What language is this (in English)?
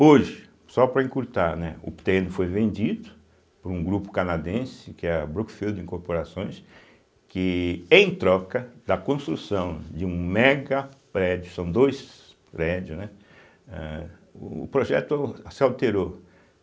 Portuguese